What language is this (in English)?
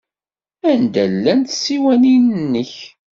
Kabyle